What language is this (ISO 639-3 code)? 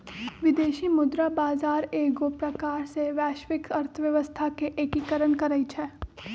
mag